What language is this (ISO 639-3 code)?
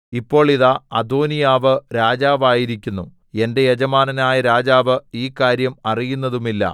mal